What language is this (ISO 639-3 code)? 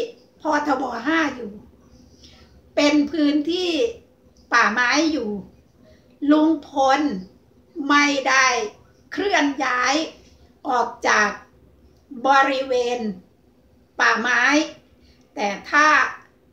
tha